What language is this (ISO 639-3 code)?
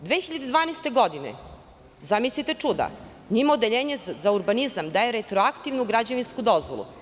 srp